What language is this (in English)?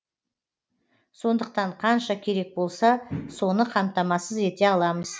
Kazakh